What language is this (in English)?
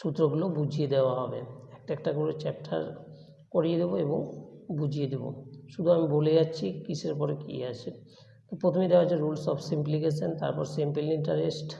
Bangla